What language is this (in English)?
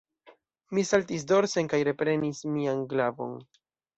Esperanto